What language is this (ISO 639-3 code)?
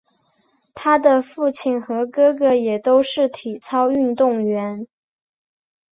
zho